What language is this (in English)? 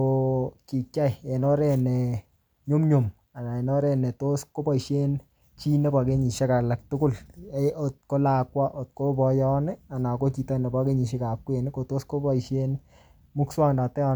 Kalenjin